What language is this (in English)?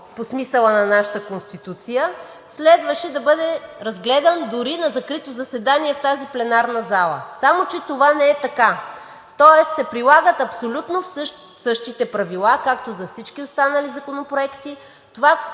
Bulgarian